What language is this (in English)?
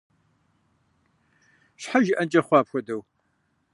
Kabardian